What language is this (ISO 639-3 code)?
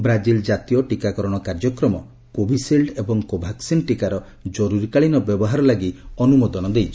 ori